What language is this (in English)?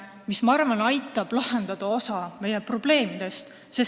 Estonian